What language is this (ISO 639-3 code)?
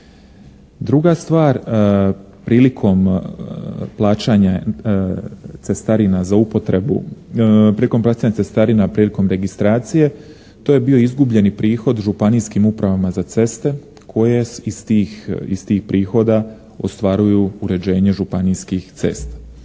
hrv